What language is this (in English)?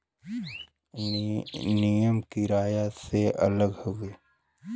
Bhojpuri